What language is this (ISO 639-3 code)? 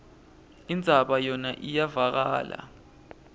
ssw